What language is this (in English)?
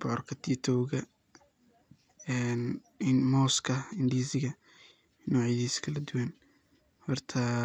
Somali